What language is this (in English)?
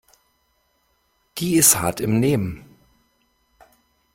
German